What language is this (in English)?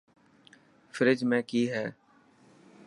Dhatki